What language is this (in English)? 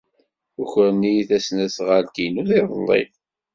Kabyle